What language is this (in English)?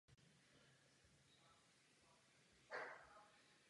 Czech